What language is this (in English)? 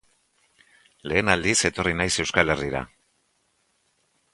Basque